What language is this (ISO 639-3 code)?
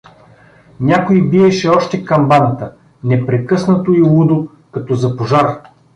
bul